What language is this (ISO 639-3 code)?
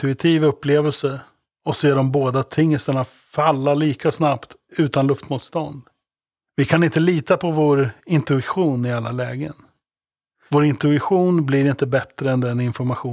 swe